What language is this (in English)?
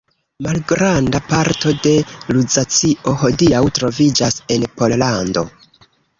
Esperanto